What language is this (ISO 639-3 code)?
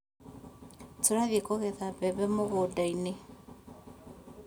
kik